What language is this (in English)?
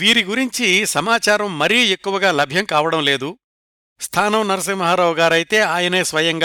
Telugu